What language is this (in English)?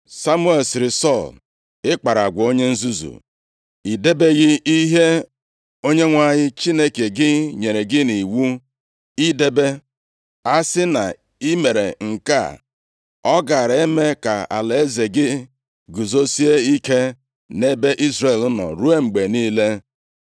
Igbo